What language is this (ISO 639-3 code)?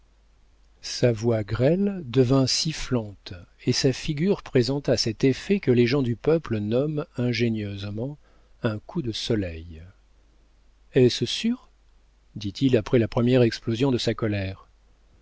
fra